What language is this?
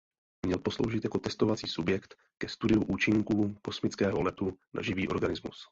Czech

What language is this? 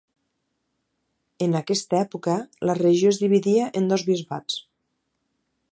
Catalan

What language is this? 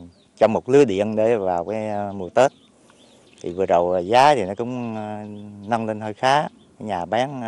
Vietnamese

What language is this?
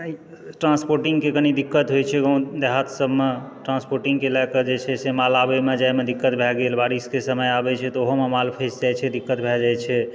Maithili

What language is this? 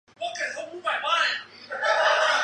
Chinese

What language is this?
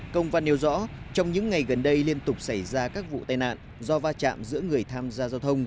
Vietnamese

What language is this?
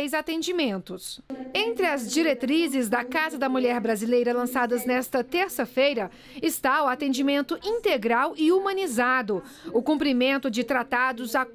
Portuguese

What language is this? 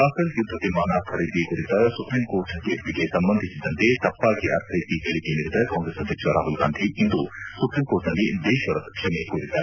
Kannada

